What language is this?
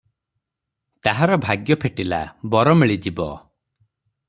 Odia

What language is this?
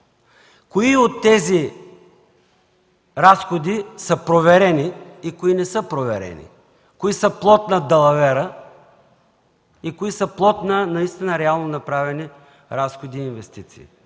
Bulgarian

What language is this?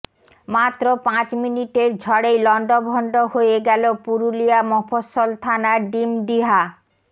Bangla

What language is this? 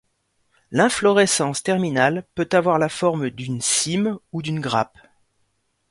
French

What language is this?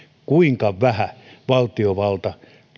Finnish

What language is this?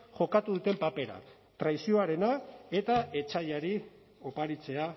Basque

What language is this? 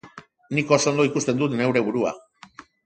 Basque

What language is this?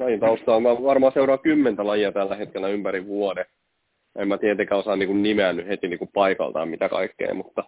Finnish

